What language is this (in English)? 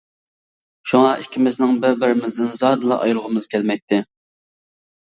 Uyghur